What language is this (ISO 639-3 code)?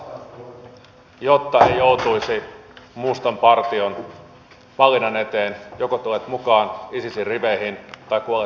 fin